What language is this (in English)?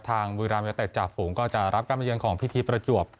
Thai